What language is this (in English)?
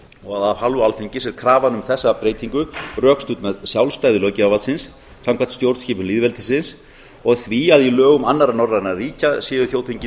Icelandic